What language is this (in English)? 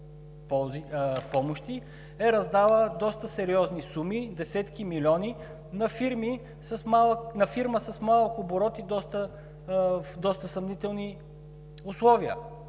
Bulgarian